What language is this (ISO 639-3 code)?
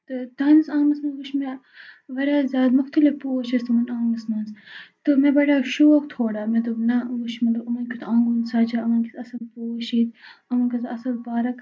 kas